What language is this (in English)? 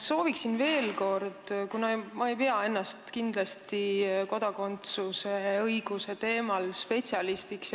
Estonian